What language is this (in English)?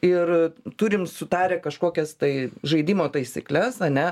Lithuanian